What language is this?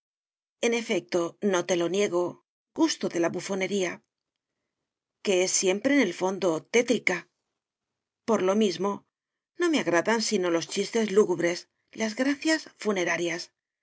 Spanish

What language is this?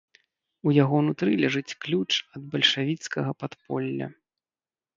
Belarusian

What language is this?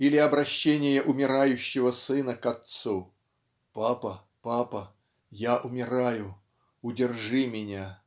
Russian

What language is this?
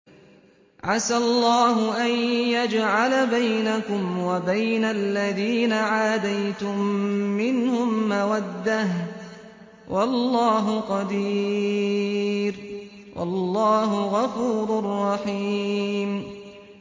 Arabic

